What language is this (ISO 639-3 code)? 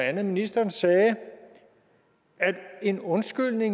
dan